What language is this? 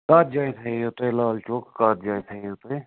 Kashmiri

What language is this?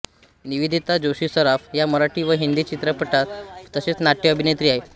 Marathi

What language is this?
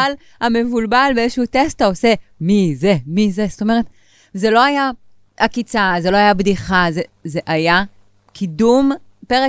Hebrew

